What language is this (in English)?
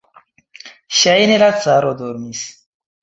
Esperanto